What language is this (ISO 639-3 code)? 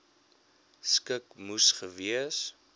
afr